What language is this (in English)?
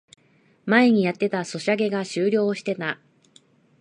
Japanese